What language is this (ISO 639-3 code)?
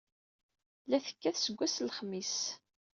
kab